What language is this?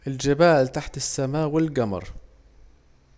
Saidi Arabic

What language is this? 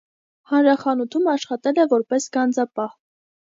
Armenian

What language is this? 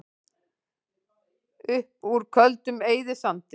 Icelandic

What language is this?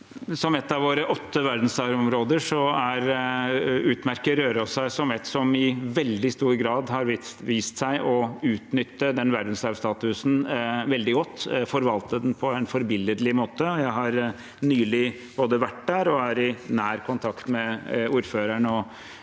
Norwegian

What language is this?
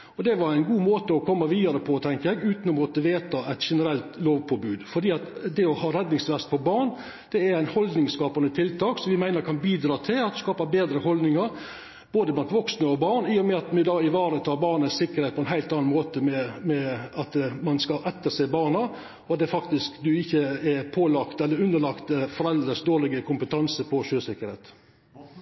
Norwegian Nynorsk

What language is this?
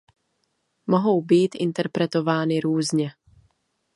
Czech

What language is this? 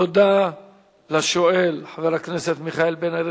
Hebrew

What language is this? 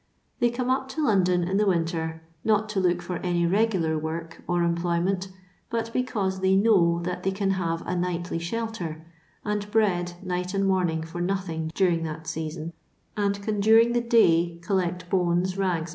English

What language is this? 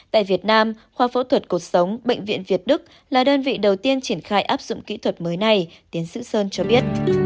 Vietnamese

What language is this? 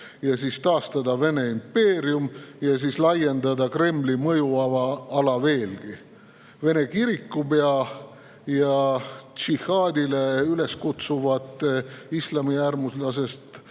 Estonian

